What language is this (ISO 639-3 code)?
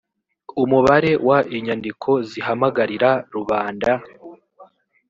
kin